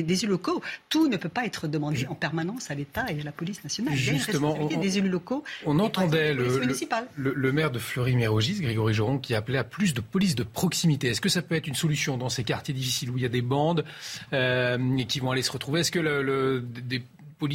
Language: French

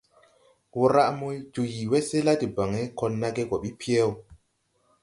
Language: Tupuri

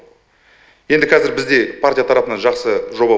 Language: Kazakh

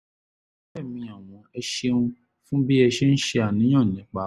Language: Yoruba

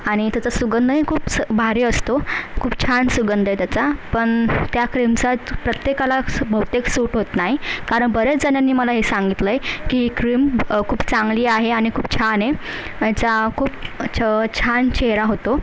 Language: Marathi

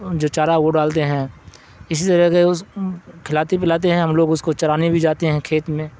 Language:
Urdu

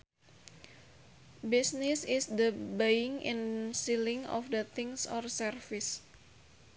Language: Sundanese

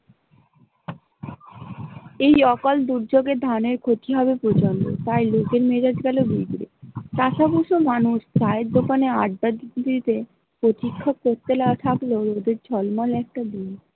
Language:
Bangla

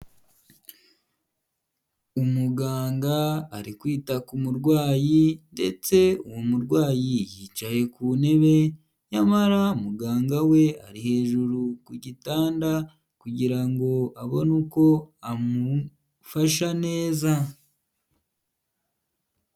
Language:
Kinyarwanda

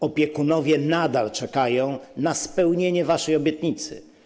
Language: Polish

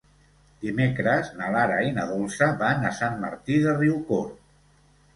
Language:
Catalan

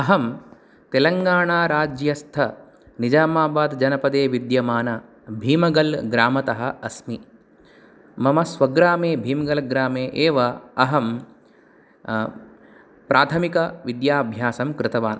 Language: Sanskrit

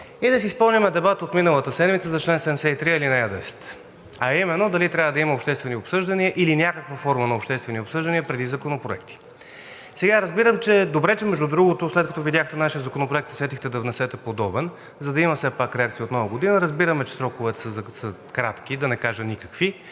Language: Bulgarian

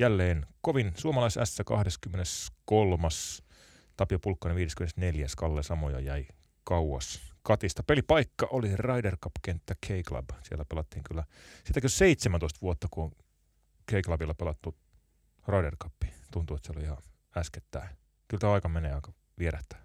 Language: Finnish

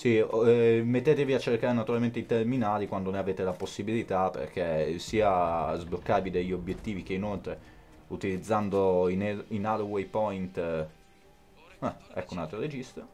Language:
Italian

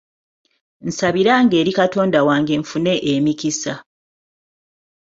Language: Ganda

